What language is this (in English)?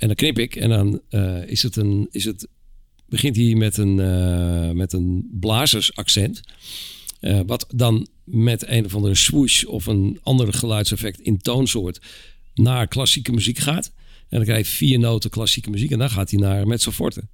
Dutch